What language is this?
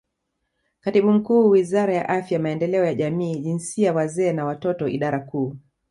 Swahili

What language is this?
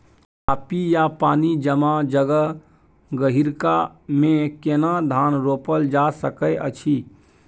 Maithili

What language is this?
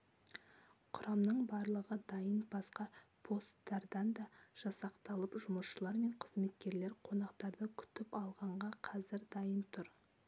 Kazakh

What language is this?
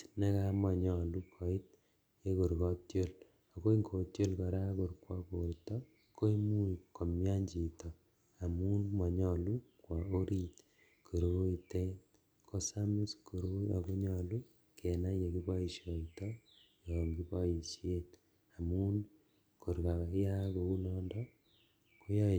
Kalenjin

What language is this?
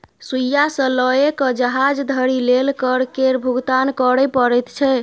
Maithili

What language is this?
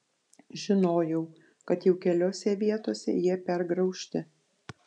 Lithuanian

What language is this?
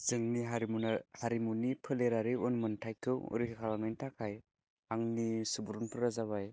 Bodo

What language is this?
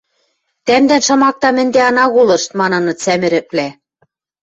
Western Mari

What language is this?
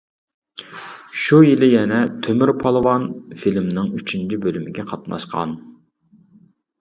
Uyghur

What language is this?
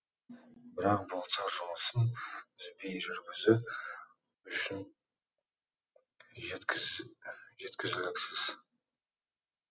Kazakh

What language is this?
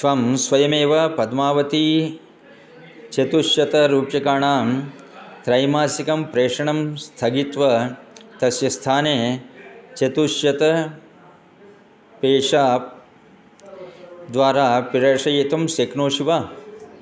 Sanskrit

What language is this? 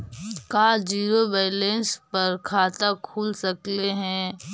Magahi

